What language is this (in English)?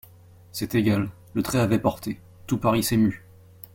French